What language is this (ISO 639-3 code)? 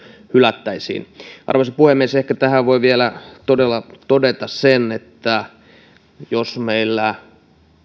fin